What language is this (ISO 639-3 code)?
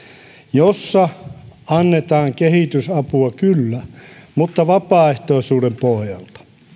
fin